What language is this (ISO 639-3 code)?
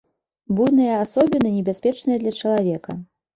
bel